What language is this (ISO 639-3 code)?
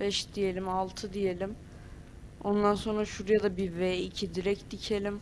tur